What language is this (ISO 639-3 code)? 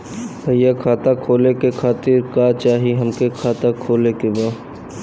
bho